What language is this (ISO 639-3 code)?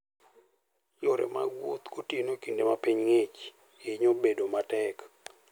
luo